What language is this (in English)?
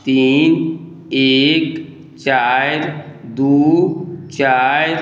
Maithili